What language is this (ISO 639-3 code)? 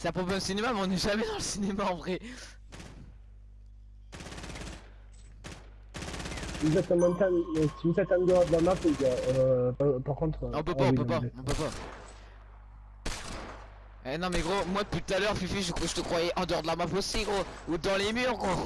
fra